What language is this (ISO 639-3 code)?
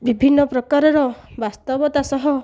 ori